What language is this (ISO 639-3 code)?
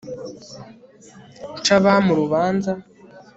kin